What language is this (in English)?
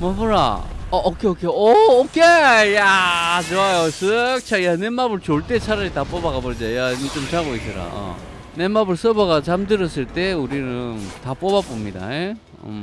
Korean